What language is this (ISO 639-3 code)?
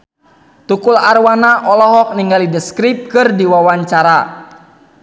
sun